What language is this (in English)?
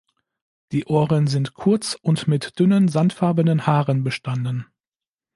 German